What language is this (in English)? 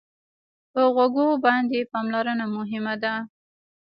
Pashto